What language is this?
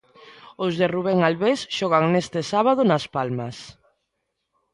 Galician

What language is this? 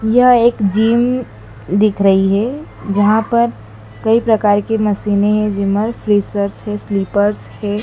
Hindi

